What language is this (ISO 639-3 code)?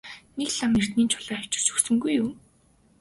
mon